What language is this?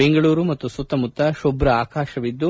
Kannada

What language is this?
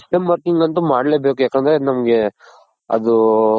Kannada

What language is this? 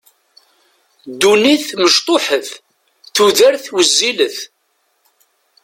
Kabyle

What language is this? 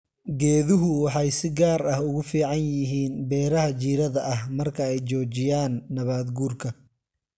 Somali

